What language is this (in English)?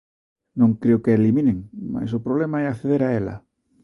Galician